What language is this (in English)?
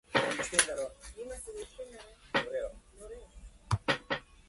Japanese